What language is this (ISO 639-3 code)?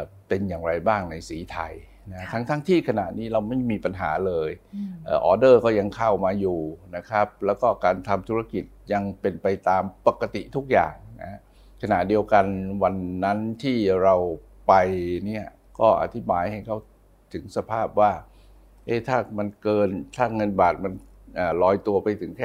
tha